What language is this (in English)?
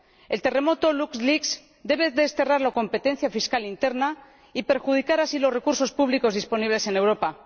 Spanish